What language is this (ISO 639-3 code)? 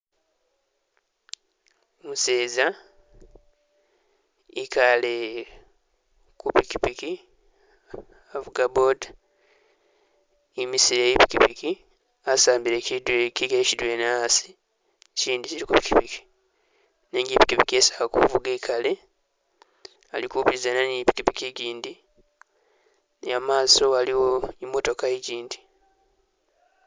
myx